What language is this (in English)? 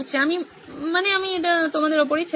Bangla